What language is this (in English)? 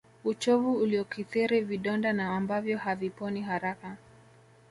Swahili